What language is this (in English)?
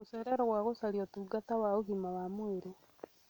Kikuyu